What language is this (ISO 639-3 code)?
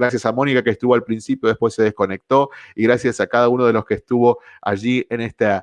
spa